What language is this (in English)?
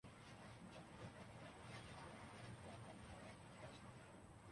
Urdu